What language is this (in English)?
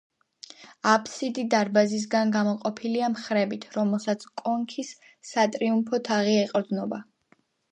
Georgian